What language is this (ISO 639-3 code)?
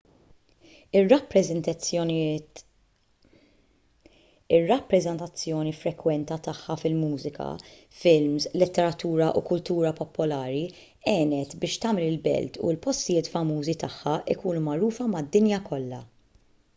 mlt